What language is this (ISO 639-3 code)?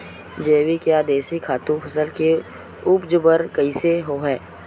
hne